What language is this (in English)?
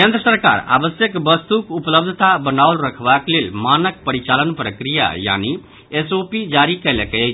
Maithili